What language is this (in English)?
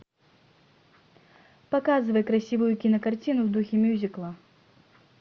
Russian